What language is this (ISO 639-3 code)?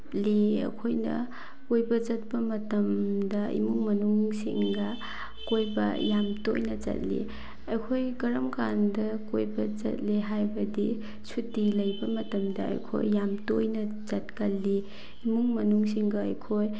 mni